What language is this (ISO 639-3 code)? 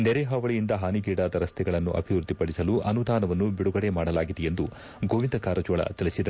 kan